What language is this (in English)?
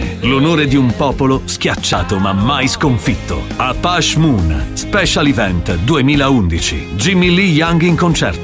Italian